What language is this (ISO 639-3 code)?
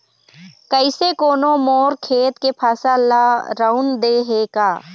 hne